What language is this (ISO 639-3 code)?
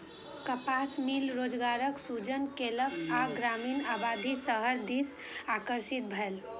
mai